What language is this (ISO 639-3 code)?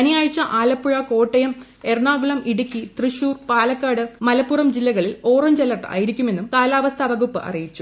mal